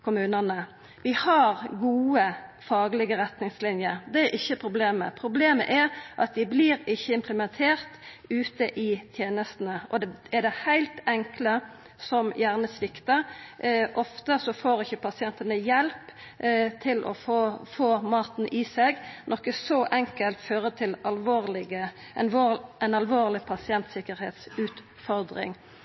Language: Norwegian Nynorsk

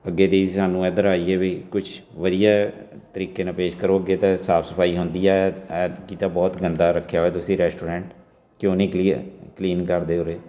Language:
Punjabi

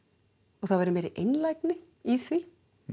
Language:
Icelandic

